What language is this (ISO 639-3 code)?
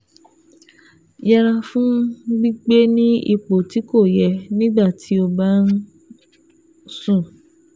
yor